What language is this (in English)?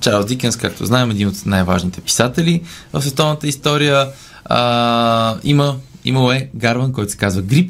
Bulgarian